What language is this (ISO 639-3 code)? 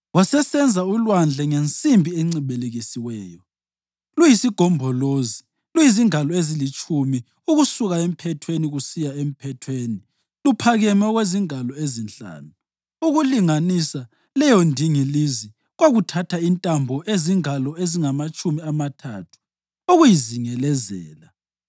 nde